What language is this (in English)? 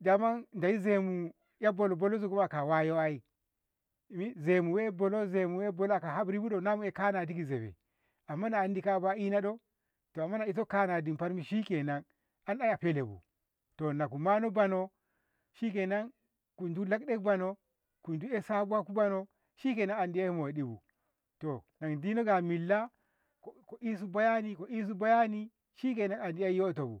Ngamo